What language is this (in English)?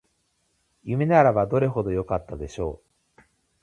Japanese